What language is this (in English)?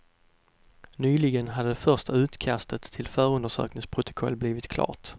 Swedish